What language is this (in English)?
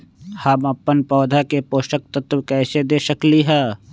Magahi